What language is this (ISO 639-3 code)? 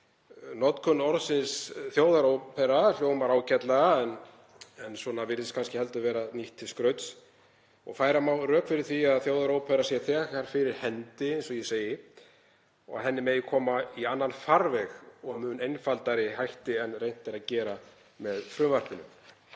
isl